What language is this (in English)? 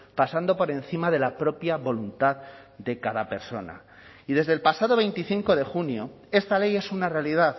Spanish